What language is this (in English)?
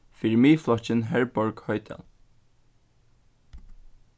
Faroese